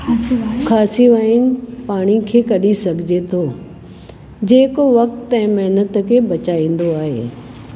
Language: Sindhi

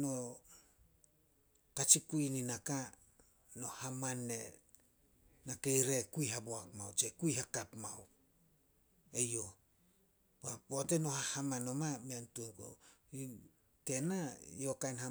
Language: Solos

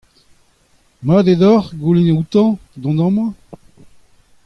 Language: Breton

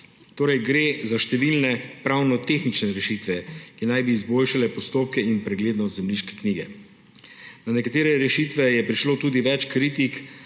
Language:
Slovenian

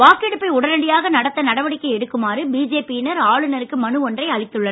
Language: Tamil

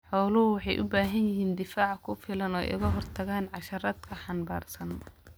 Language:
Somali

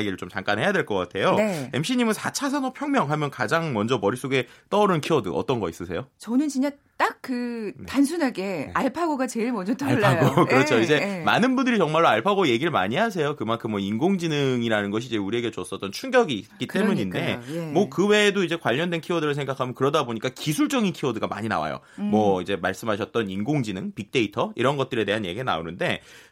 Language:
Korean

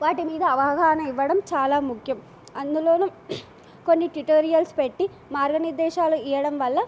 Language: Telugu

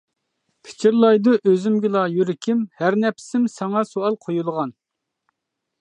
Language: Uyghur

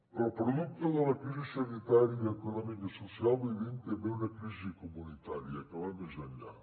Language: Catalan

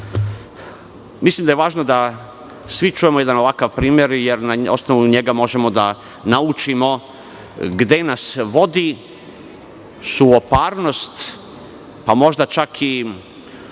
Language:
Serbian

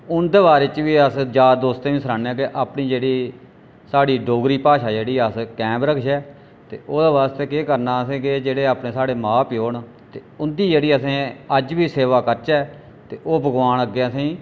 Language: Dogri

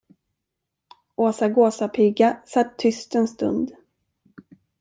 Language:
Swedish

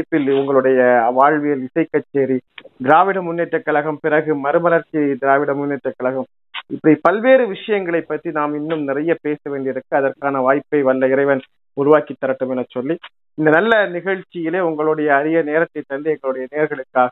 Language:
Tamil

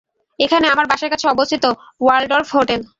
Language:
Bangla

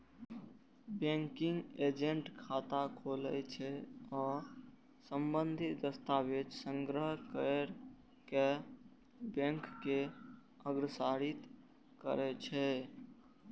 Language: Maithili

